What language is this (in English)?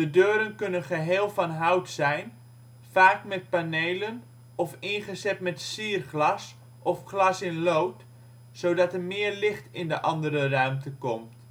Dutch